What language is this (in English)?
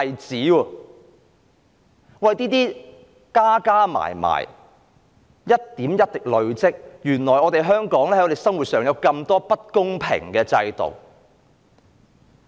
Cantonese